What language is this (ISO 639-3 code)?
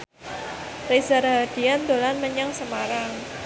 jav